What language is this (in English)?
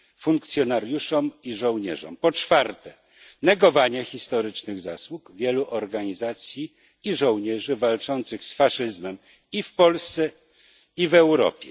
Polish